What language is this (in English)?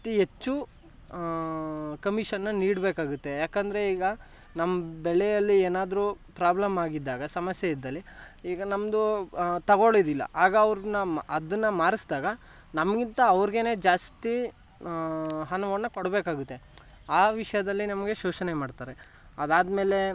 Kannada